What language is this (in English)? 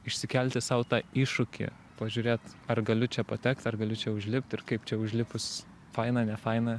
Lithuanian